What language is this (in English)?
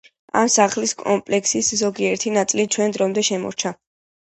Georgian